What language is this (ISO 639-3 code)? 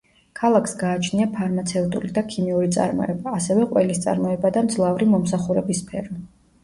kat